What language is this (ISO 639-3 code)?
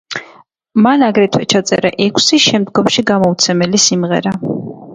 kat